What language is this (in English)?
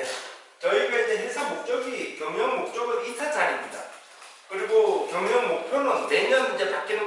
Korean